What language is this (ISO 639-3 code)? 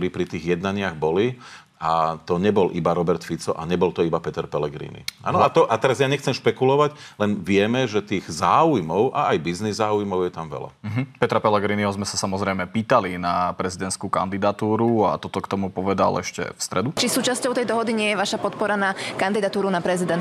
slk